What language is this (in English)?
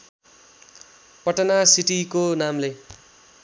Nepali